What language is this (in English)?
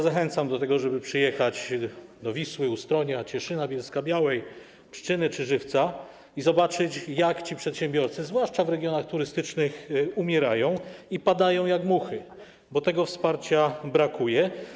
Polish